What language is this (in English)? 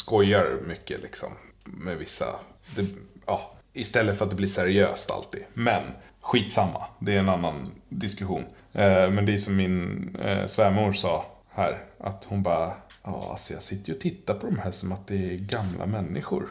Swedish